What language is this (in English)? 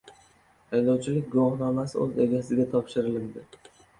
Uzbek